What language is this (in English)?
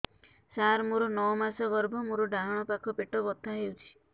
Odia